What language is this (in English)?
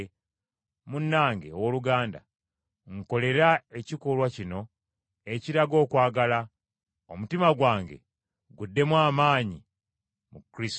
Ganda